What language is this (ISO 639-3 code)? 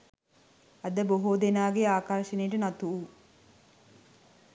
sin